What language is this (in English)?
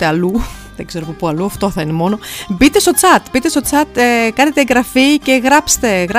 Greek